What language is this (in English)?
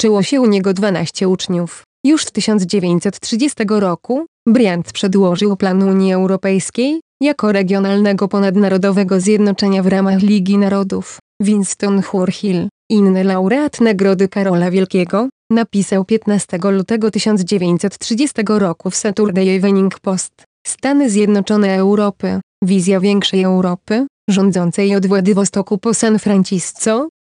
Polish